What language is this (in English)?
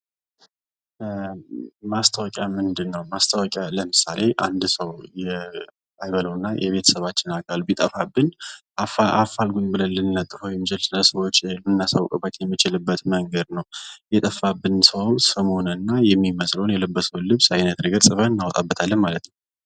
Amharic